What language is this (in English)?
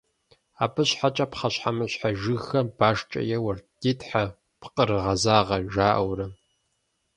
Kabardian